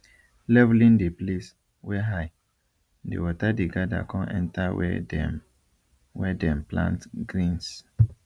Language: Nigerian Pidgin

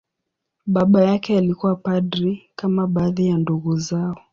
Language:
Swahili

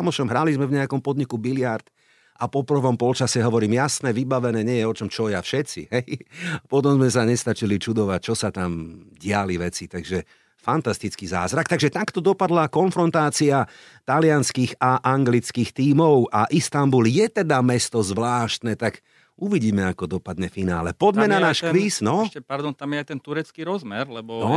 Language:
Slovak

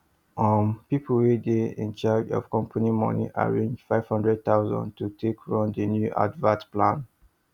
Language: Nigerian Pidgin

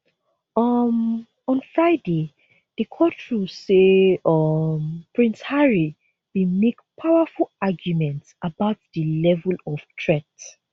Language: Nigerian Pidgin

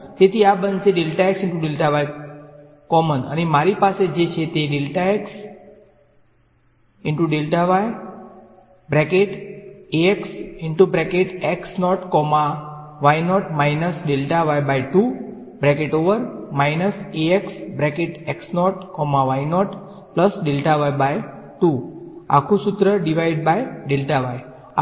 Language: Gujarati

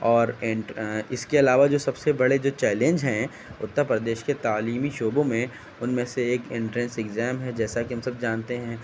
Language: Urdu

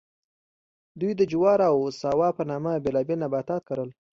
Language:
Pashto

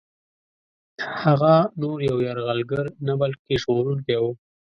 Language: Pashto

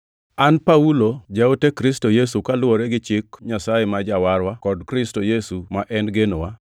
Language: Luo (Kenya and Tanzania)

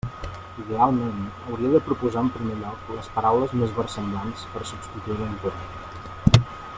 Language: Catalan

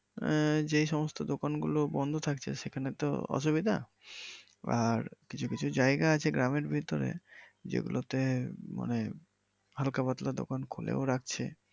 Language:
Bangla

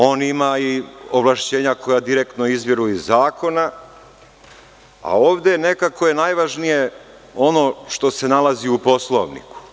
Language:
Serbian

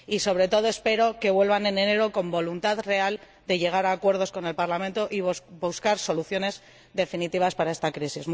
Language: Spanish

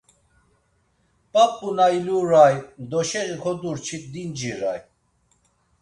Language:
Laz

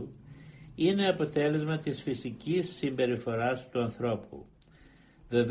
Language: Greek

